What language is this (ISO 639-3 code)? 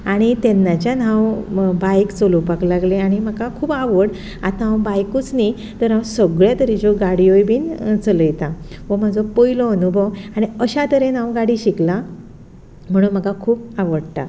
kok